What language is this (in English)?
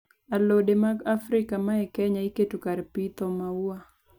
Luo (Kenya and Tanzania)